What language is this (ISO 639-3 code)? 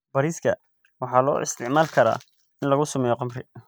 som